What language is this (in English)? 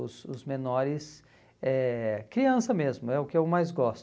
Portuguese